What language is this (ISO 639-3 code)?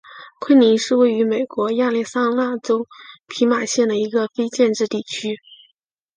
zho